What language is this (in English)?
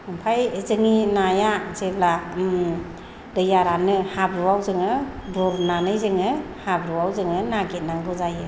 Bodo